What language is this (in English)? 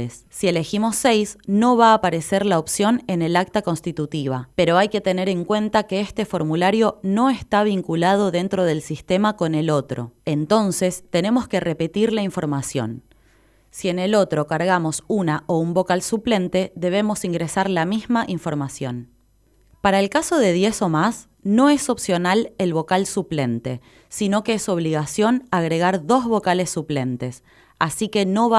Spanish